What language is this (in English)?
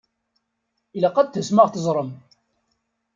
Kabyle